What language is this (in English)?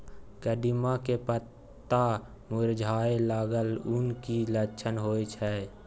Maithili